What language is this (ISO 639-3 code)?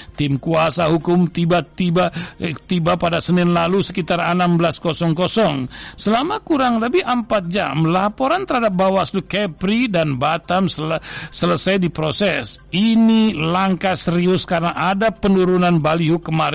ind